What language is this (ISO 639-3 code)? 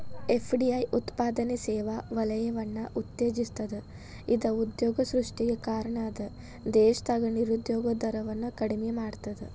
kan